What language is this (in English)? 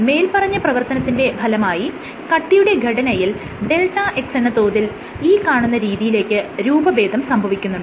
Malayalam